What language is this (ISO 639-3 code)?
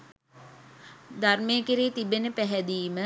sin